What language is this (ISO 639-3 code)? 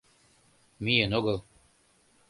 chm